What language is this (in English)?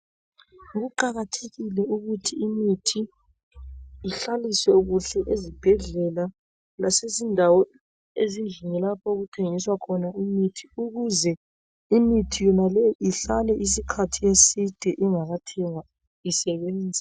North Ndebele